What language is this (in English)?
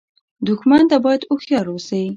Pashto